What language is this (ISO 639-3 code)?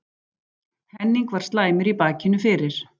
isl